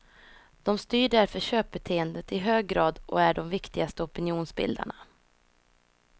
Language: Swedish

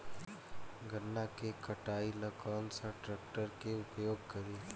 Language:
Bhojpuri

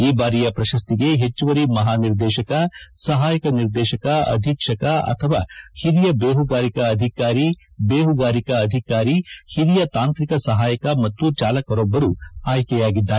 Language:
Kannada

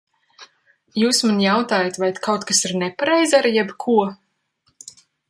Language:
Latvian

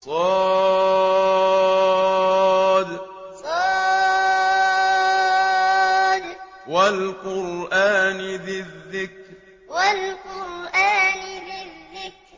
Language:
Arabic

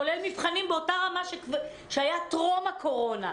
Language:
Hebrew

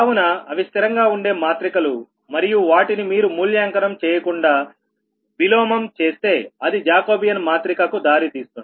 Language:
Telugu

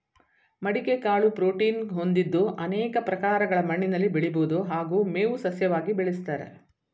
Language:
Kannada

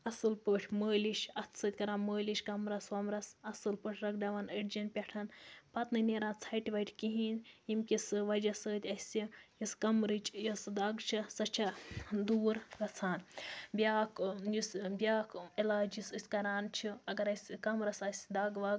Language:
Kashmiri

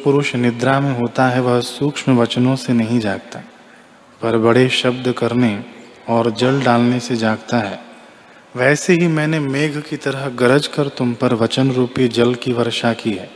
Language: Hindi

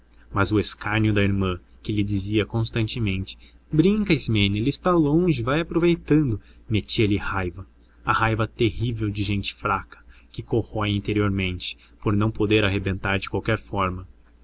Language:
Portuguese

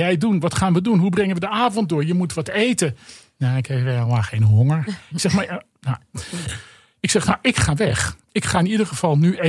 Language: Dutch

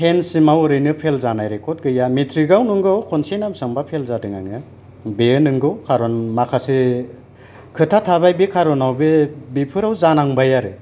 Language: Bodo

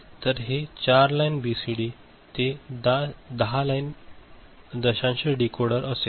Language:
Marathi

